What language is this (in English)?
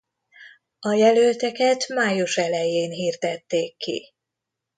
Hungarian